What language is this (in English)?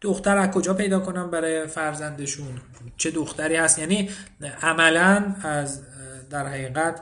Persian